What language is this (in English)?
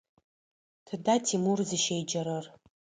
Adyghe